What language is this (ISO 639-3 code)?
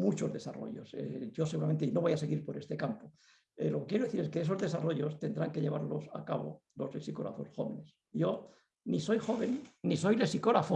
spa